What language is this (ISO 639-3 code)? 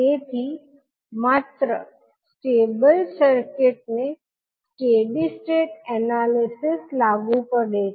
guj